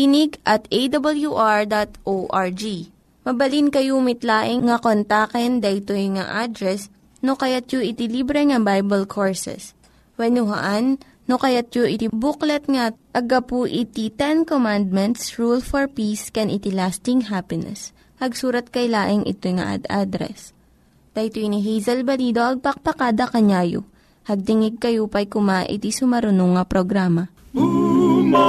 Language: Filipino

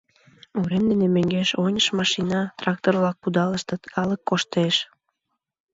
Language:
Mari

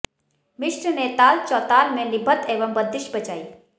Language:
Hindi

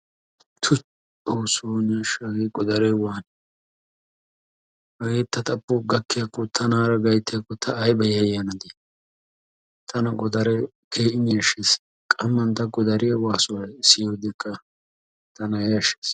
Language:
Wolaytta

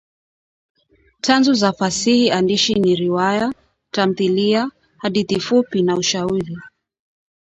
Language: Swahili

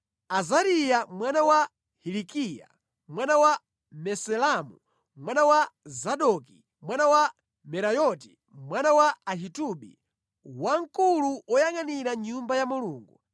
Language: Nyanja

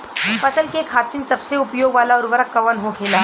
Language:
Bhojpuri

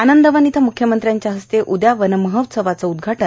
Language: Marathi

